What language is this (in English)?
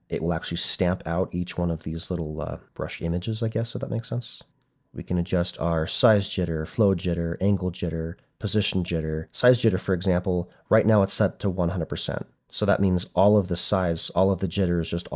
English